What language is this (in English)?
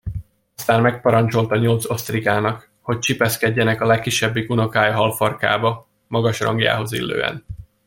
Hungarian